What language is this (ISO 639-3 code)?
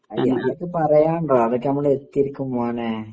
mal